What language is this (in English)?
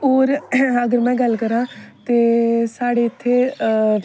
Dogri